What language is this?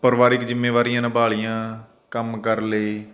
Punjabi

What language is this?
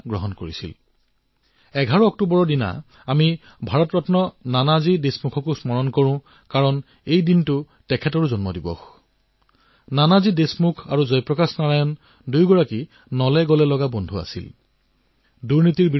Assamese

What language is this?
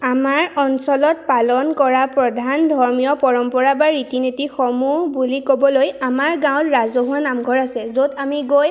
Assamese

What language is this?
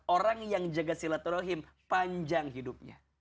Indonesian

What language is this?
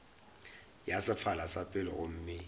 Northern Sotho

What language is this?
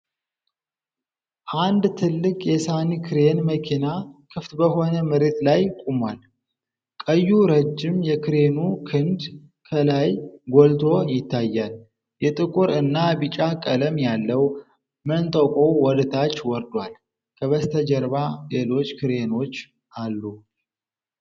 Amharic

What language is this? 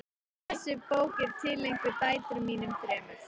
Icelandic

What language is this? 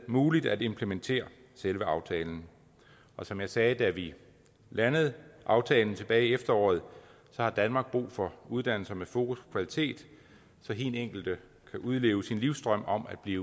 Danish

